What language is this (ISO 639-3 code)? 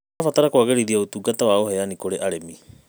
kik